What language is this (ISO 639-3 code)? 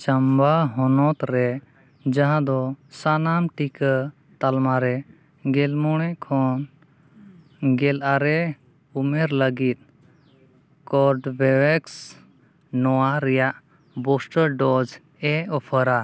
sat